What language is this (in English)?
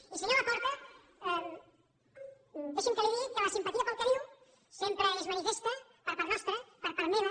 Catalan